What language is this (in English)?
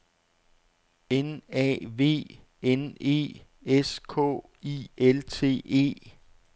Danish